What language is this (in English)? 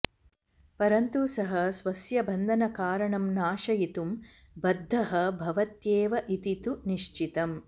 Sanskrit